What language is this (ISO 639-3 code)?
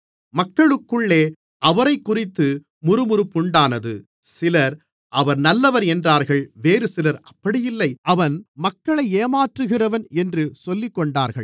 tam